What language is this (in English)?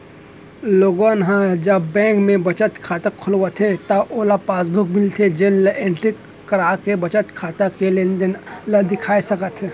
Chhattisgarhi